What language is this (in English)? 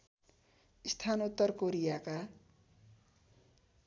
Nepali